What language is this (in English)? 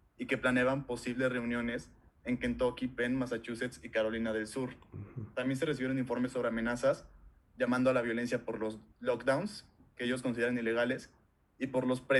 Spanish